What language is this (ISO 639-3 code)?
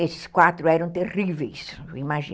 por